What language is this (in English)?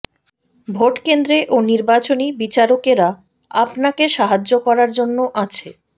Bangla